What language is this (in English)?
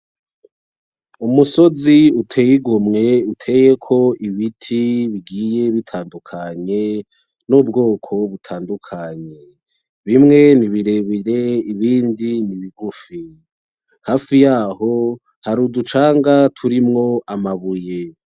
Rundi